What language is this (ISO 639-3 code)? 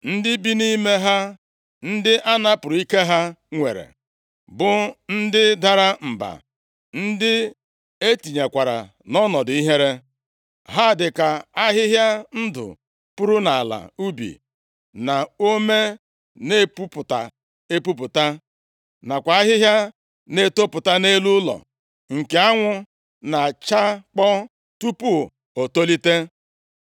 ibo